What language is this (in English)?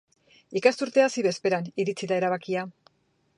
Basque